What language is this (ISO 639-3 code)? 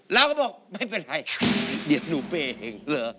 tha